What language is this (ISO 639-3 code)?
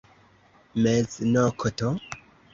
epo